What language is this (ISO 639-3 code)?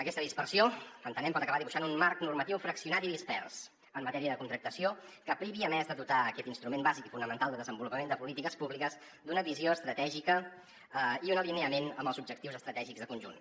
cat